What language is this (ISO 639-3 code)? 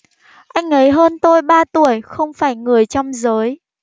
vie